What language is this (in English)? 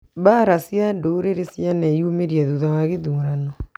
Kikuyu